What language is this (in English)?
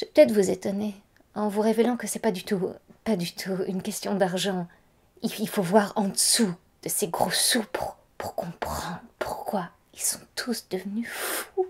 French